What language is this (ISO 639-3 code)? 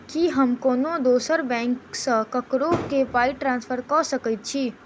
mai